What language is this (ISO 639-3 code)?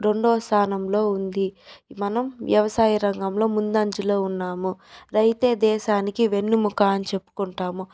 tel